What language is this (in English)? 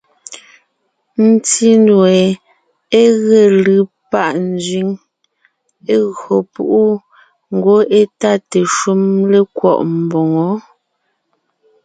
Ngiemboon